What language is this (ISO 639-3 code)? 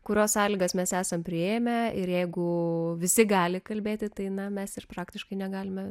lit